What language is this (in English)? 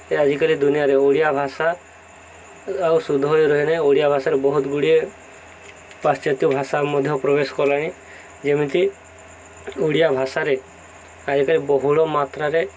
Odia